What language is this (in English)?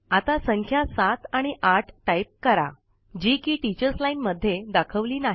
Marathi